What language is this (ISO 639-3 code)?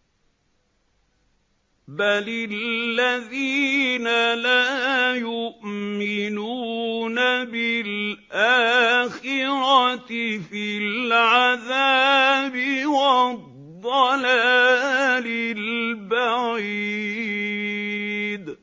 ara